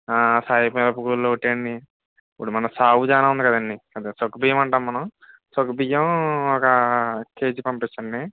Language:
Telugu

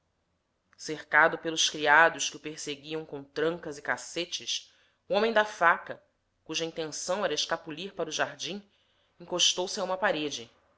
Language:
Portuguese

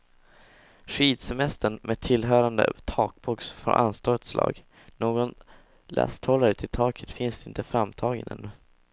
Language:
Swedish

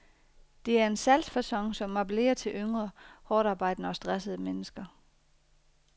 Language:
Danish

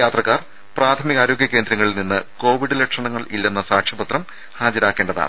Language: Malayalam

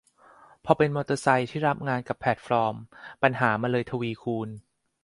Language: Thai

